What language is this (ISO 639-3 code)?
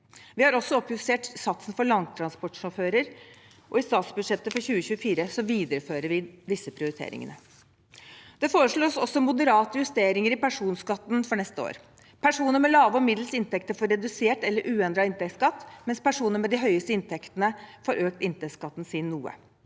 nor